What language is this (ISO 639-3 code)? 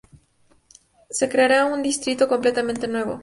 spa